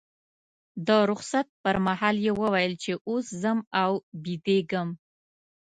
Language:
Pashto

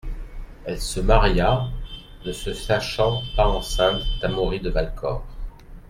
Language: French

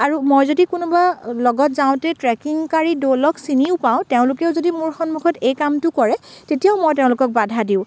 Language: Assamese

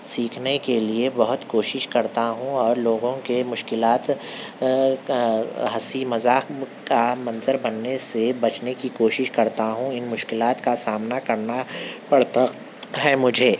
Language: Urdu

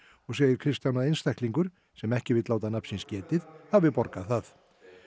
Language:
Icelandic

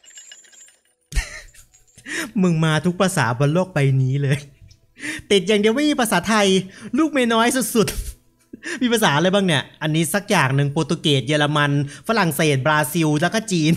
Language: Thai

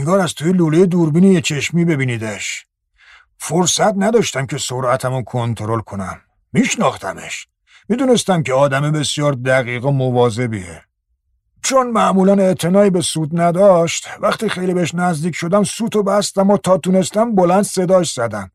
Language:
Persian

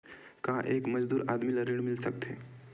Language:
Chhattisgarhi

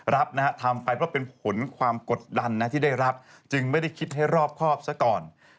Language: Thai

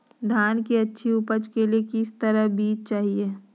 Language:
Magahi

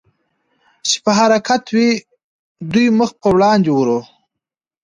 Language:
Pashto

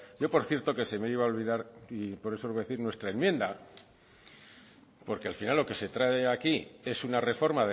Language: Spanish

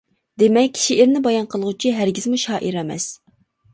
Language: Uyghur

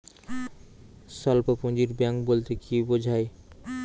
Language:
Bangla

